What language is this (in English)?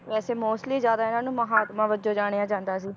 Punjabi